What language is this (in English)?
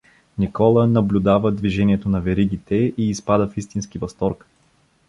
Bulgarian